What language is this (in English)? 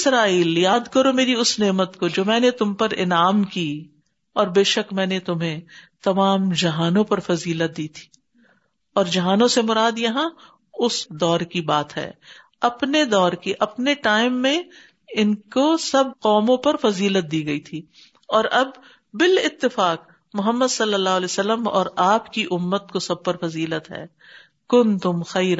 Urdu